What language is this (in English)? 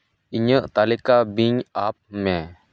Santali